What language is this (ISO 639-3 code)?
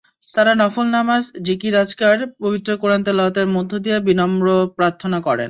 ben